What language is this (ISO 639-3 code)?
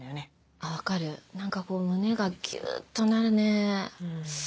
jpn